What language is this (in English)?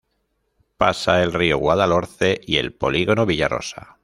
Spanish